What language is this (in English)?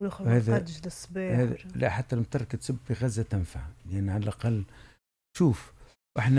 Arabic